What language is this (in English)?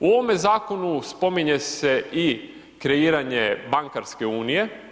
Croatian